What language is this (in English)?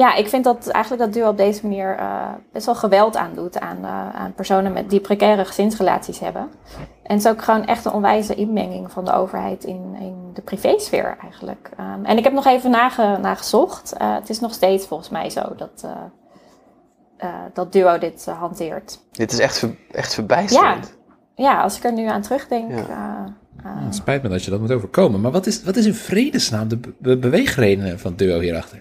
Dutch